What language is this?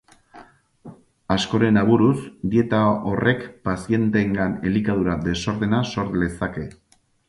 Basque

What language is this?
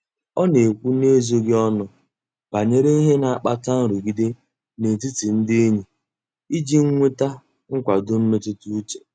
Igbo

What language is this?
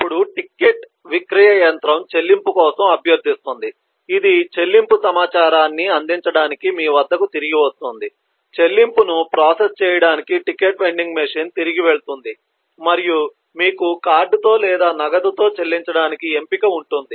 Telugu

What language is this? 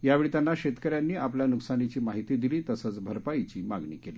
Marathi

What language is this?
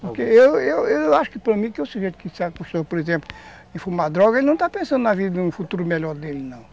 Portuguese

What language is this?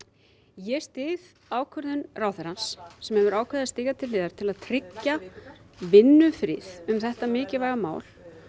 Icelandic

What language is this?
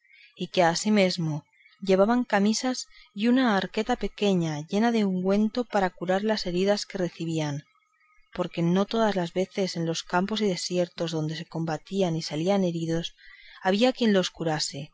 Spanish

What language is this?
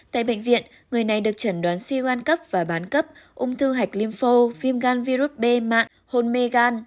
Vietnamese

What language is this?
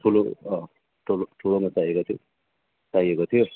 Nepali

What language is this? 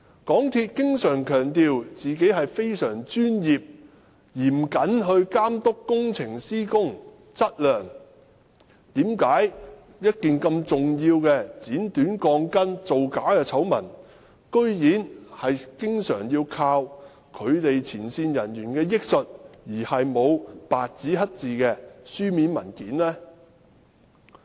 Cantonese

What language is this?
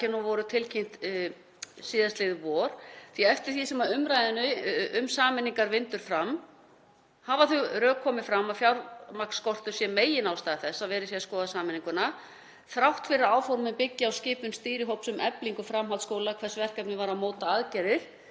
Icelandic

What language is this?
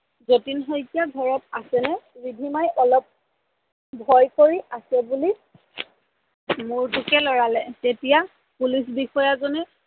Assamese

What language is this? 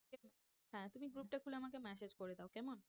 Bangla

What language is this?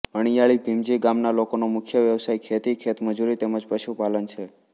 Gujarati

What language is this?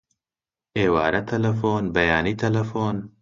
Central Kurdish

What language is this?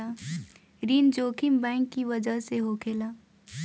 Bhojpuri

